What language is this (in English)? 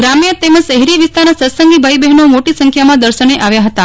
Gujarati